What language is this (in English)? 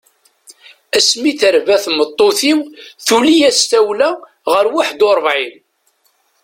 Kabyle